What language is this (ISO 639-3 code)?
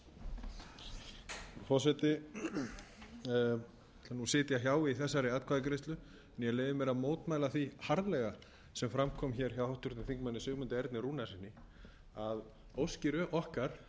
isl